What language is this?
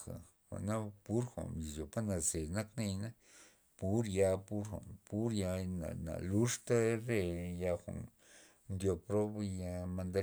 Loxicha Zapotec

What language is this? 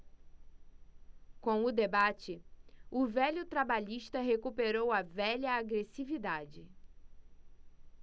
Portuguese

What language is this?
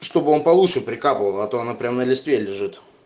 Russian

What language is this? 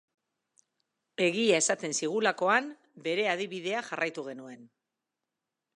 Basque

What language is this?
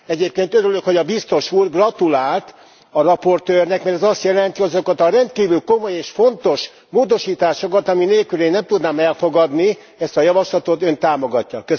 Hungarian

